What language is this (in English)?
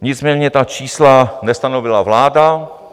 Czech